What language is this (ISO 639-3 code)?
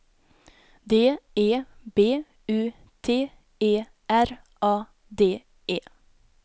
swe